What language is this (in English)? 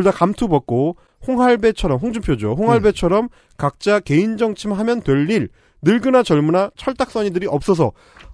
Korean